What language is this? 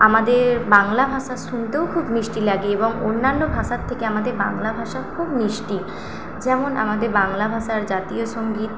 Bangla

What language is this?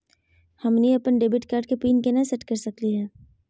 Magahi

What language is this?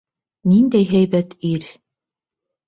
Bashkir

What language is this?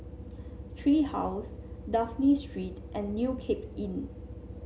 English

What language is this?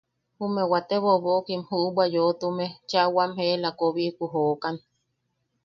Yaqui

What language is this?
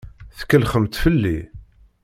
Kabyle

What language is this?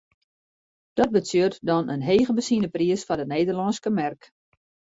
Western Frisian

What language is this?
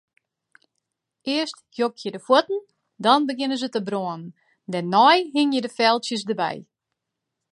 Western Frisian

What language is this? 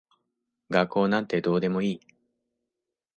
Japanese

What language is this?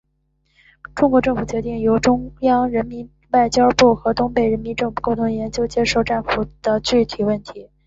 Chinese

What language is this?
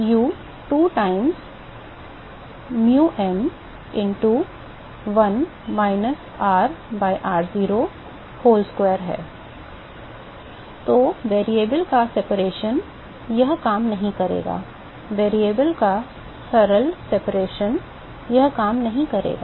Hindi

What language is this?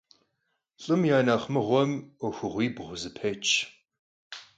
Kabardian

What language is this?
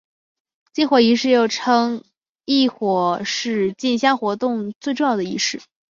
Chinese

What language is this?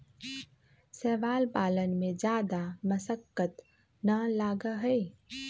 Magahi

